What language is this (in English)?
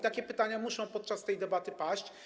Polish